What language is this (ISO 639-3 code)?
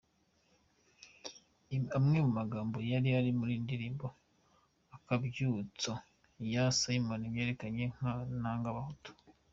kin